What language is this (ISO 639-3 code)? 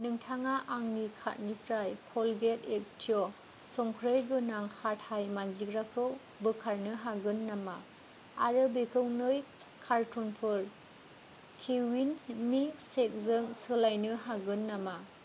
brx